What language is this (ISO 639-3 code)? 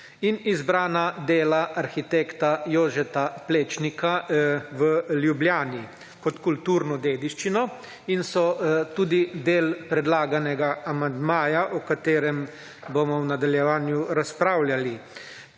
slv